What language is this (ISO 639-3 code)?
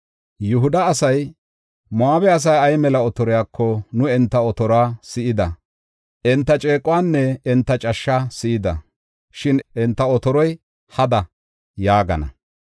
gof